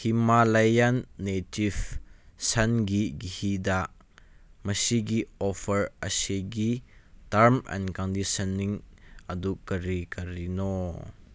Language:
Manipuri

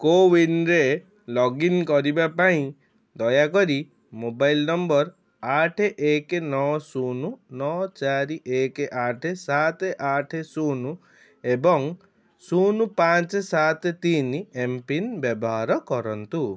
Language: Odia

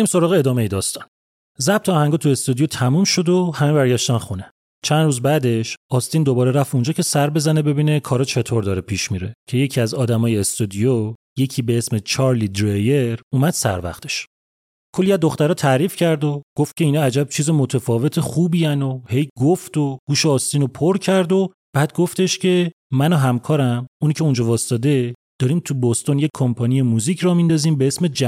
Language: Persian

